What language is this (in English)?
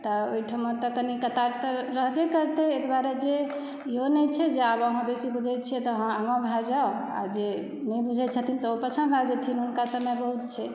Maithili